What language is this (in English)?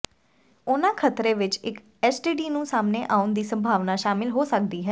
Punjabi